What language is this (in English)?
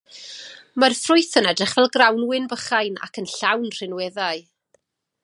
Welsh